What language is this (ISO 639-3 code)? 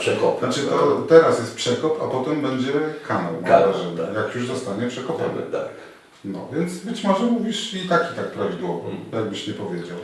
pol